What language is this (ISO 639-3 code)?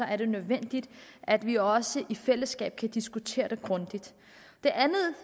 dan